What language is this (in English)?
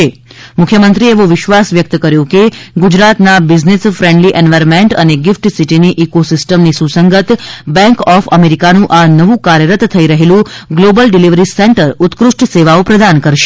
Gujarati